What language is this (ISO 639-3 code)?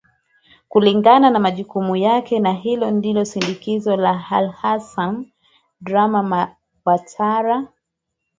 swa